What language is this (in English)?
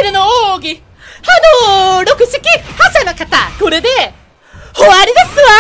Korean